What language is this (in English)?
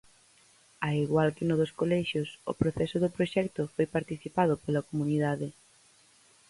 Galician